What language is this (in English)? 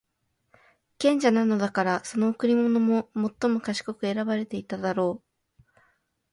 Japanese